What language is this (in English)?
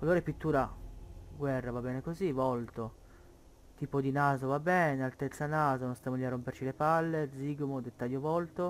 Italian